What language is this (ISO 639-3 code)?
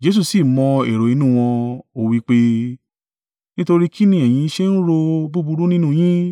yor